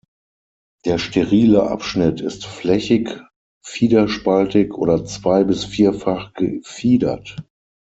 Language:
German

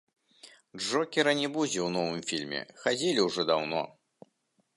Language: Belarusian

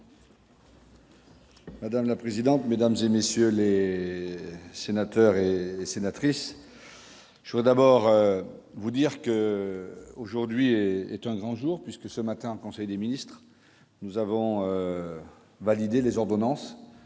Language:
French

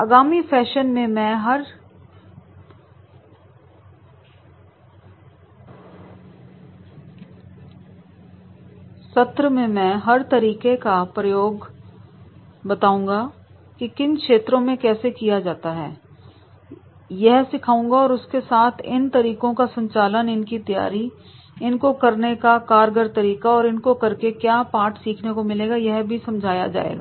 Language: Hindi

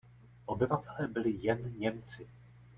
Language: Czech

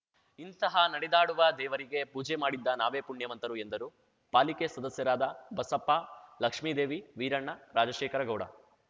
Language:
Kannada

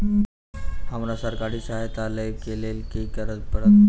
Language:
Maithili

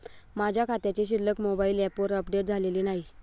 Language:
Marathi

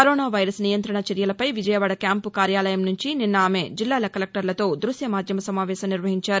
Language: Telugu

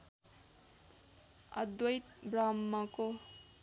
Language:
Nepali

